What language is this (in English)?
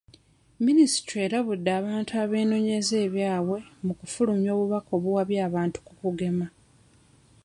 Ganda